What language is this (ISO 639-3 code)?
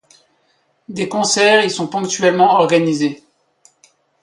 fra